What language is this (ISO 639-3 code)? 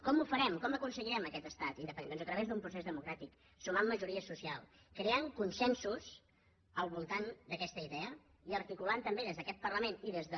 cat